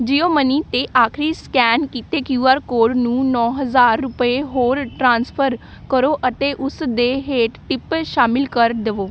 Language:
Punjabi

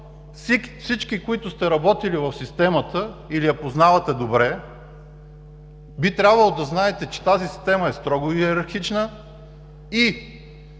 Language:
Bulgarian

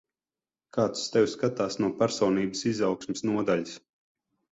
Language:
Latvian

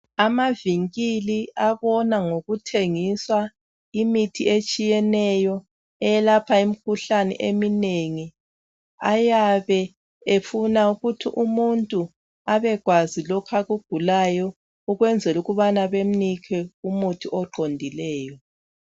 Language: North Ndebele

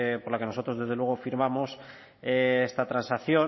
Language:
Spanish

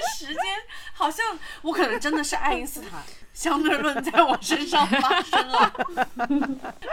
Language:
Chinese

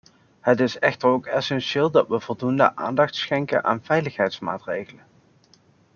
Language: Dutch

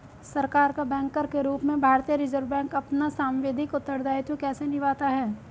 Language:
Hindi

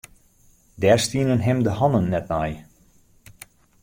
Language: Western Frisian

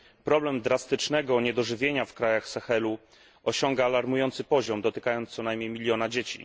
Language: Polish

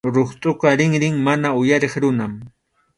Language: Arequipa-La Unión Quechua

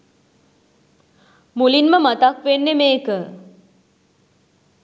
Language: Sinhala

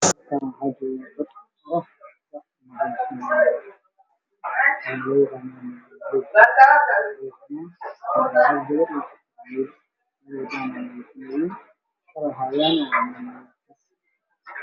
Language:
Somali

